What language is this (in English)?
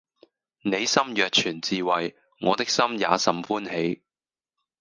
Cantonese